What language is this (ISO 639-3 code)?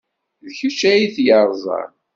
kab